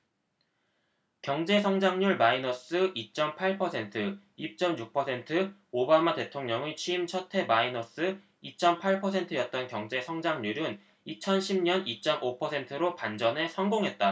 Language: Korean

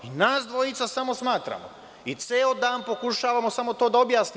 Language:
Serbian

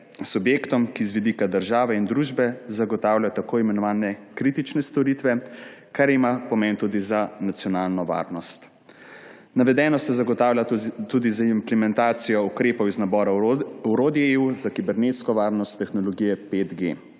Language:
Slovenian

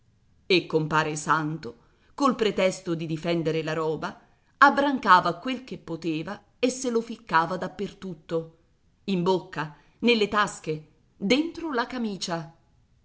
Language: Italian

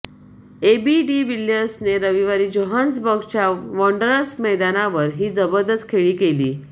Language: Marathi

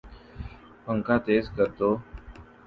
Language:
Urdu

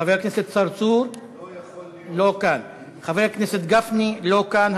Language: Hebrew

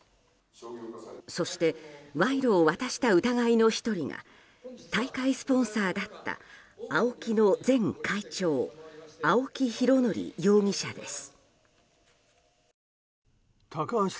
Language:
Japanese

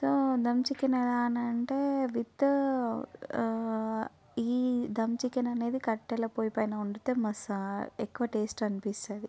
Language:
Telugu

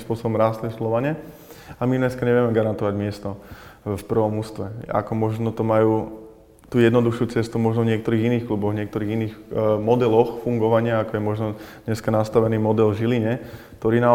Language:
Slovak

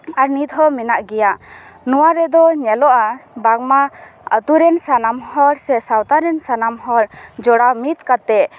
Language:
Santali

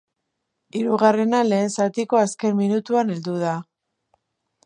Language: Basque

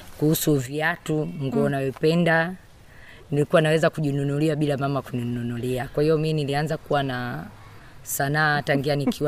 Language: Swahili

